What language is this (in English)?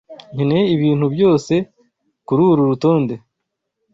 Kinyarwanda